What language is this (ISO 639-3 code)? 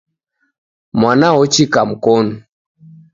dav